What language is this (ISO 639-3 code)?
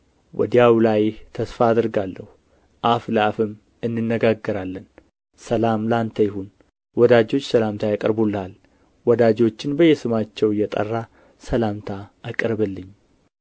amh